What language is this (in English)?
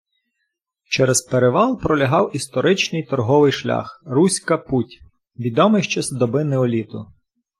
Ukrainian